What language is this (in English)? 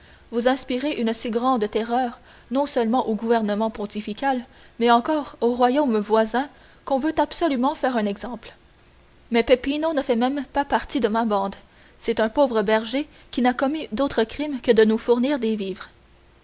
French